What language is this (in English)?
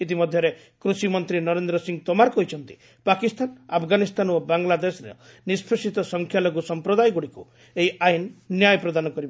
Odia